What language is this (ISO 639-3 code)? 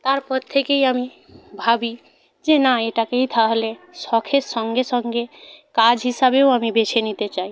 ben